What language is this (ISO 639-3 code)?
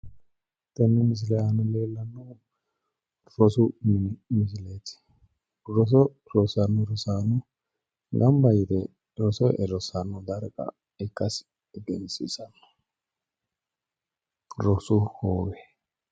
sid